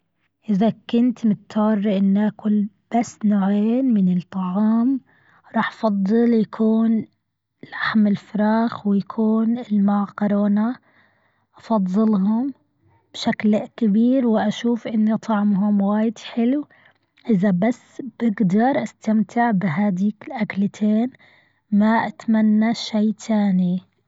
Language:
Gulf Arabic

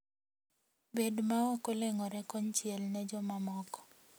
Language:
Luo (Kenya and Tanzania)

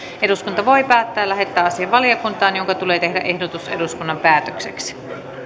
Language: Finnish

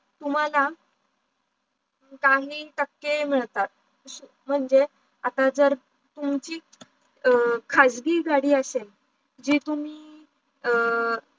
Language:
Marathi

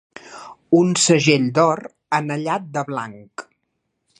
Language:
Catalan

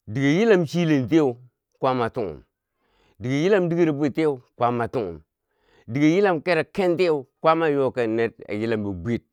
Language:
Bangwinji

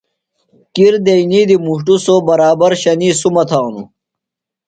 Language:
Phalura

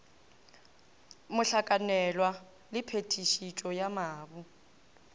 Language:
Northern Sotho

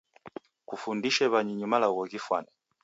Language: Taita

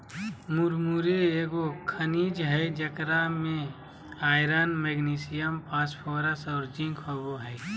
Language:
Magahi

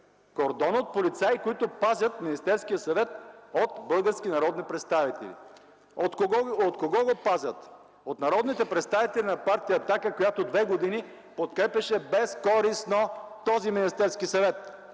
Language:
Bulgarian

